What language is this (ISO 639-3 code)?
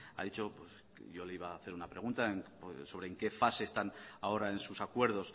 spa